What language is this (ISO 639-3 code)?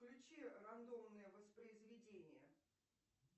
rus